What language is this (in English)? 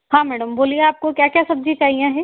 Hindi